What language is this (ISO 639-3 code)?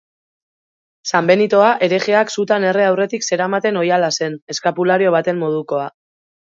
eus